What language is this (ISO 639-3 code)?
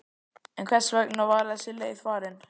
isl